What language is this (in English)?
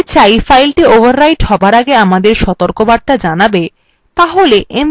Bangla